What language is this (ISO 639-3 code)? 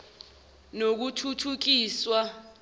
zul